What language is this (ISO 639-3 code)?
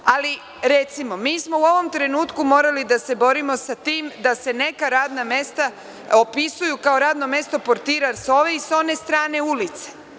srp